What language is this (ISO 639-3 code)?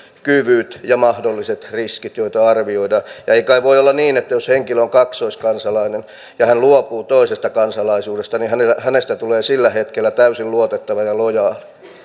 fin